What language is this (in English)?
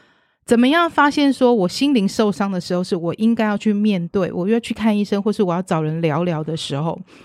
Chinese